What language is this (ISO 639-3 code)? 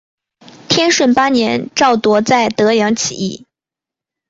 zho